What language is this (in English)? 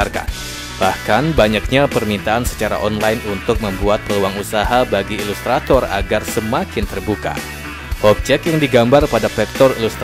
Indonesian